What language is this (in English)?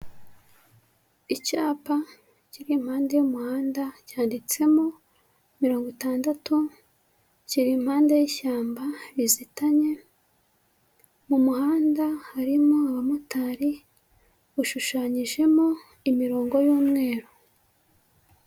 Kinyarwanda